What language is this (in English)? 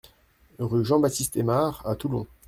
French